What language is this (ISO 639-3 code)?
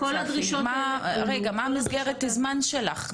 heb